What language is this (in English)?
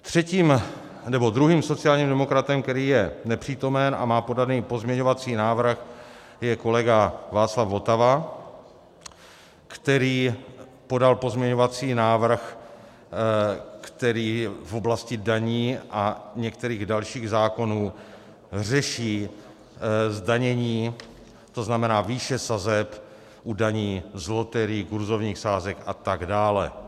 Czech